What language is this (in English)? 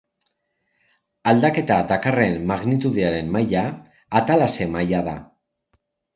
Basque